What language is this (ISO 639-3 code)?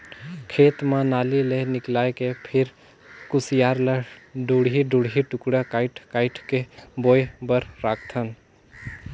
hne